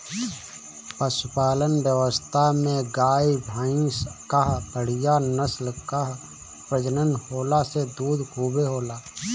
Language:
Bhojpuri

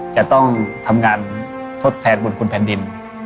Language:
Thai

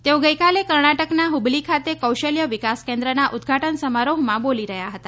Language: Gujarati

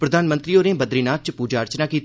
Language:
Dogri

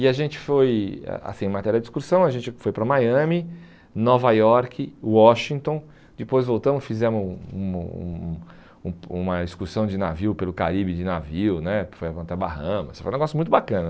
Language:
Portuguese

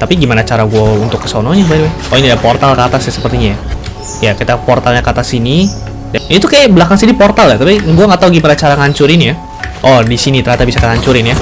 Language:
Indonesian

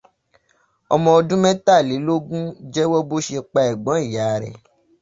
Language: Yoruba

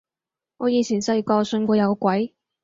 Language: Cantonese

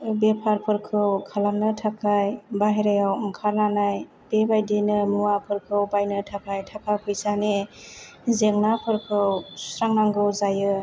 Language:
Bodo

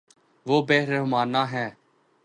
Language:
Urdu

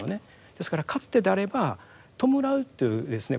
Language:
Japanese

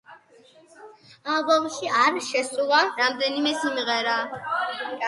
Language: Georgian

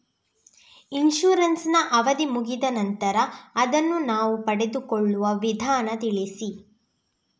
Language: Kannada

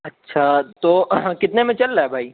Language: Urdu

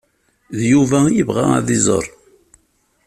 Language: Kabyle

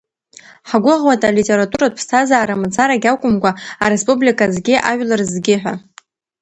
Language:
Abkhazian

